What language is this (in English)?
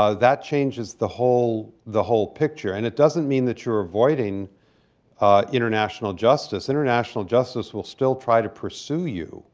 English